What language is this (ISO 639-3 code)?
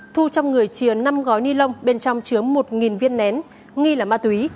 vie